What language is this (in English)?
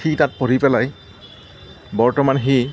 Assamese